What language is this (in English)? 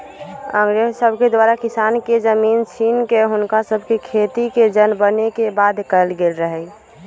Magahi